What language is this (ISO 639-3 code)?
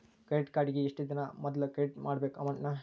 kan